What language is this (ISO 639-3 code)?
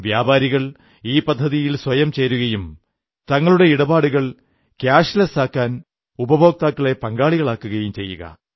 mal